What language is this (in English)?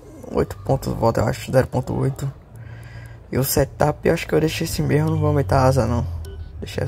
Portuguese